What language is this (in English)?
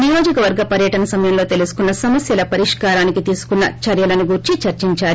Telugu